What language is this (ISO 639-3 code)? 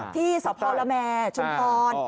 tha